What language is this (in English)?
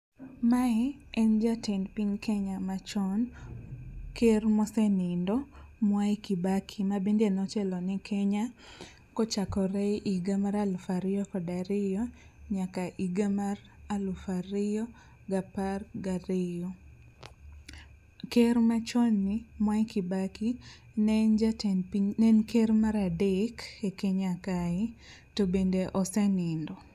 Luo (Kenya and Tanzania)